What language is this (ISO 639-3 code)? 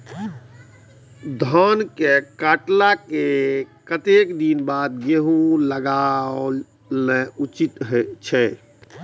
mai